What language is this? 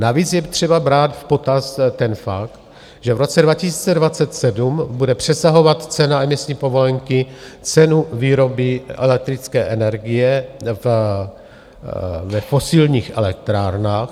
Czech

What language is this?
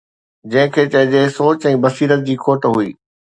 Sindhi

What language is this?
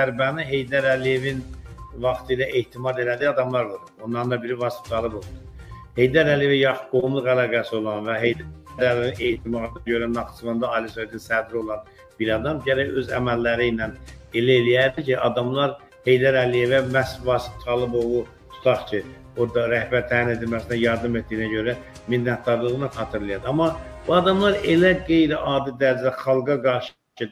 Turkish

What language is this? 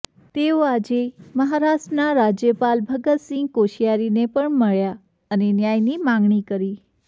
Gujarati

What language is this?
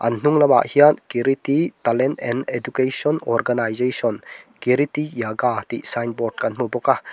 Mizo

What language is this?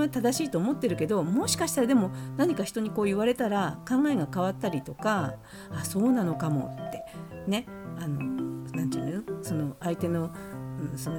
Japanese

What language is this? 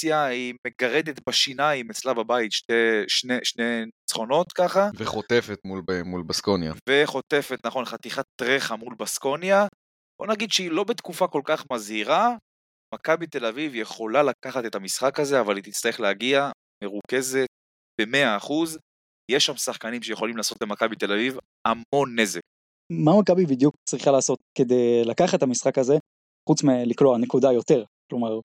Hebrew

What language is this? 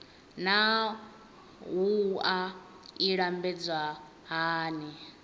Venda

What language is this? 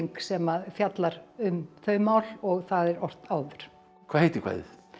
Icelandic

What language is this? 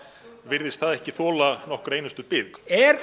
Icelandic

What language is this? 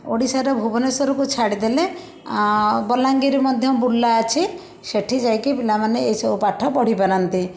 Odia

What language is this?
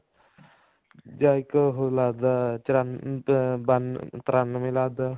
Punjabi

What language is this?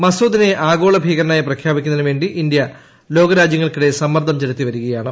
Malayalam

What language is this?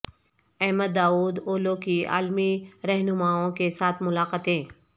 Urdu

